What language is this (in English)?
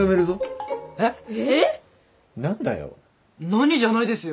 Japanese